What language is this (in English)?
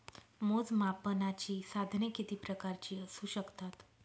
Marathi